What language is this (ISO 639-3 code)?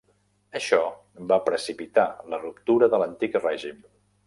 cat